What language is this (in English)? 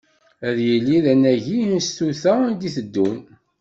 Kabyle